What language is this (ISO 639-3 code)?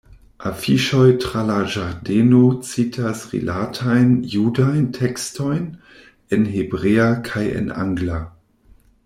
epo